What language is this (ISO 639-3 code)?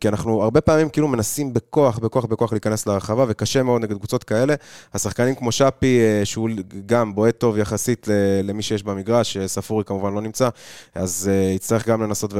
heb